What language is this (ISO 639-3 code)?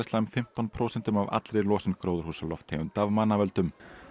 isl